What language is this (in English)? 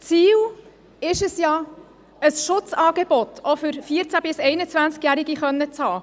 Swiss German